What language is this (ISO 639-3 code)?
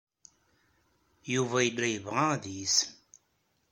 kab